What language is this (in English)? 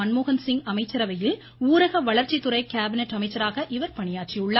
Tamil